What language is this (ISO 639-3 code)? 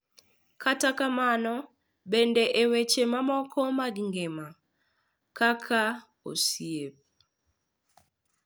luo